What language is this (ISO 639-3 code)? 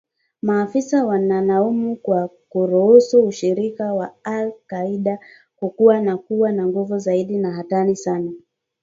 swa